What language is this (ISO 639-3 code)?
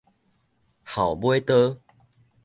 nan